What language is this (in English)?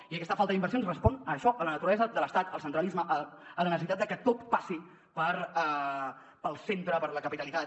Catalan